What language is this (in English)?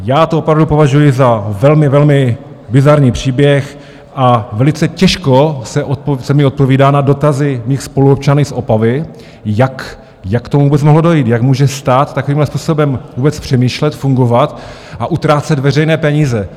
Czech